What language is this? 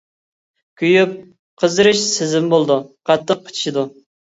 Uyghur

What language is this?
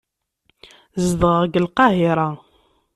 Kabyle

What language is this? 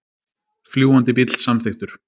Icelandic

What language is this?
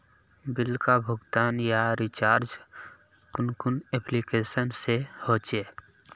Magahi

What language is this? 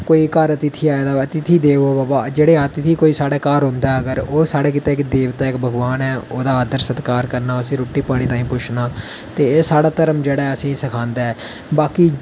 Dogri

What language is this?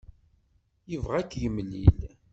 Kabyle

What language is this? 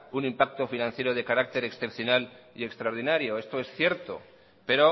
Spanish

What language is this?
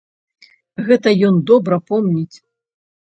Belarusian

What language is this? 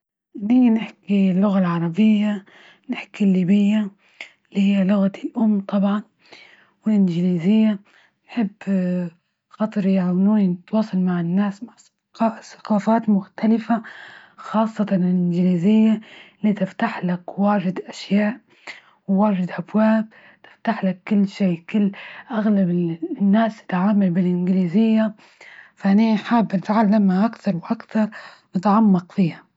Libyan Arabic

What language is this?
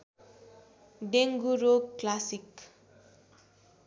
Nepali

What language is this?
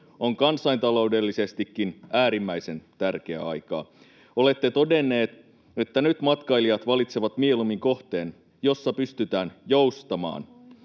Finnish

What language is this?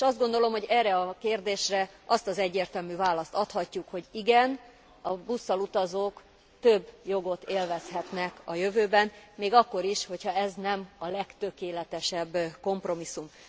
Hungarian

